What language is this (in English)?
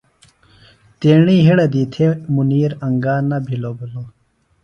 Phalura